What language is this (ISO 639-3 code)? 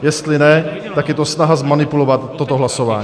ces